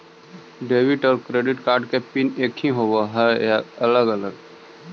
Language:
Magahi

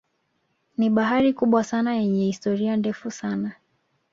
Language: Swahili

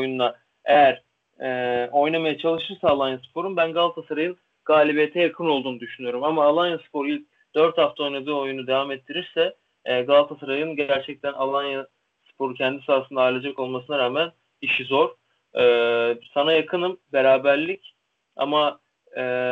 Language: Turkish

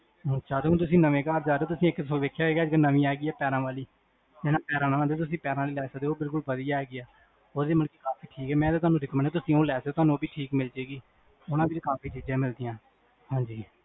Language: Punjabi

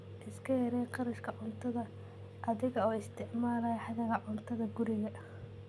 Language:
Somali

